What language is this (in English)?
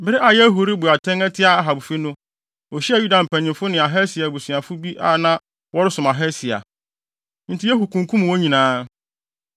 Akan